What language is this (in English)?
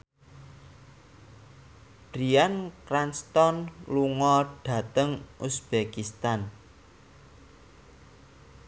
Javanese